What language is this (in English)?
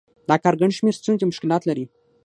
Pashto